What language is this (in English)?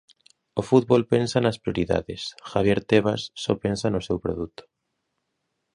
Galician